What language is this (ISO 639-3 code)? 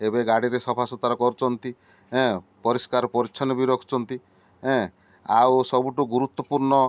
ori